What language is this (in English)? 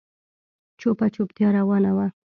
Pashto